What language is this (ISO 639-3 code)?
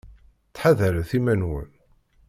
kab